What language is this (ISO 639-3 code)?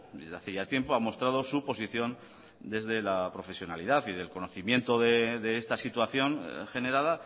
spa